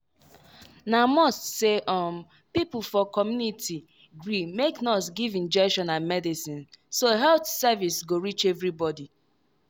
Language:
Nigerian Pidgin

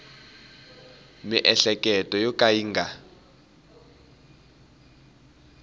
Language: Tsonga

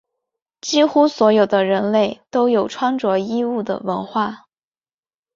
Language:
Chinese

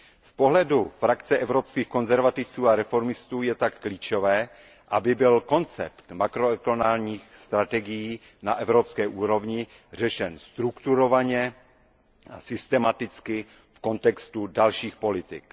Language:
Czech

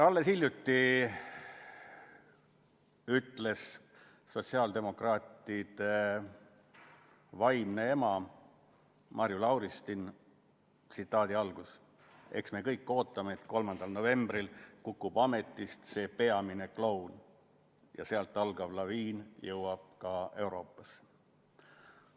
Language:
Estonian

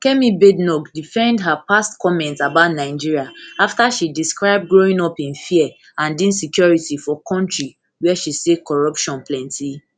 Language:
Nigerian Pidgin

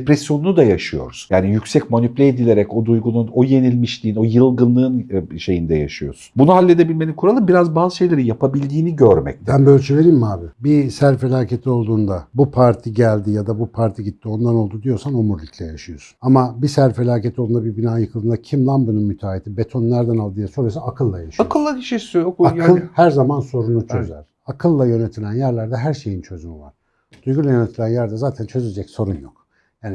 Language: Turkish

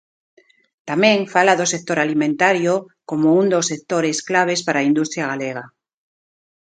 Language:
Galician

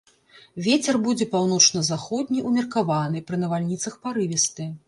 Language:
Belarusian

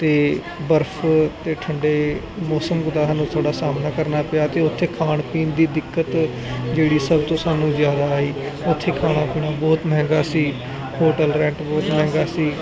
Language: Punjabi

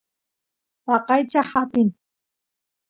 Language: Santiago del Estero Quichua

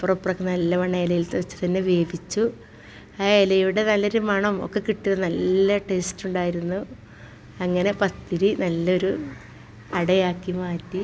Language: Malayalam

